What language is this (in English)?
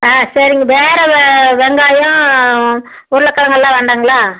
Tamil